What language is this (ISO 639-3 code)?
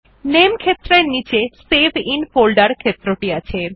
ben